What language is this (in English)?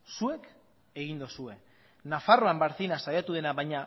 Basque